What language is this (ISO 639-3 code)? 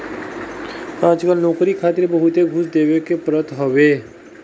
bho